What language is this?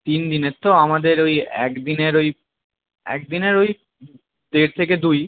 Bangla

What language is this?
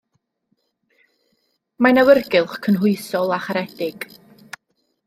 Welsh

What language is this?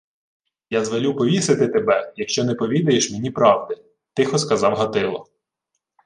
Ukrainian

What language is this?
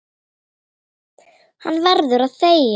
Icelandic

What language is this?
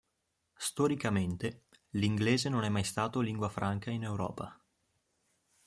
Italian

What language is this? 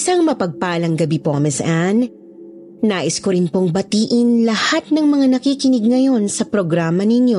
Filipino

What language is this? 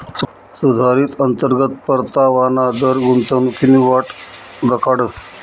Marathi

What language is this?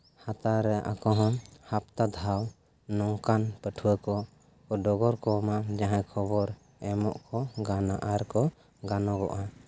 Santali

